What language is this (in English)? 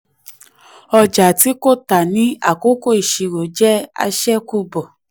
Yoruba